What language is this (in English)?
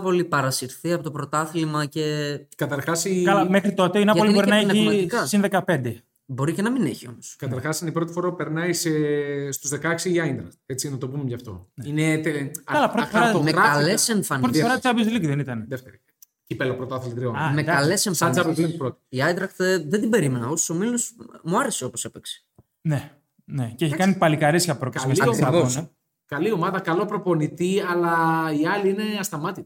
Greek